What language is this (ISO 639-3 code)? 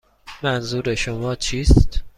fas